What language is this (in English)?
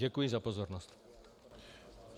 Czech